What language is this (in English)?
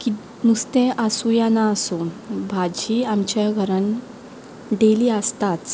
Konkani